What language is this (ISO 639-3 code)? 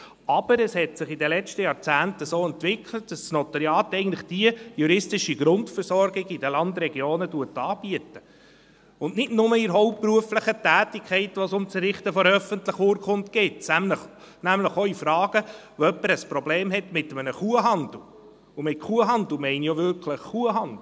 gsw